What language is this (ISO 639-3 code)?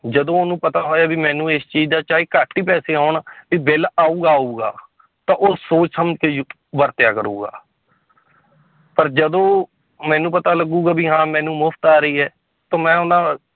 pan